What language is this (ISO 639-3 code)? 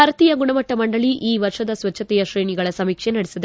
kan